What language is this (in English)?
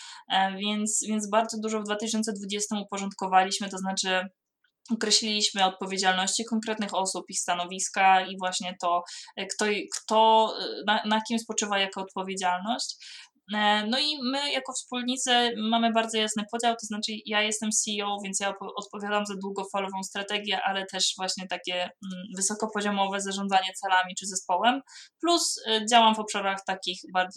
Polish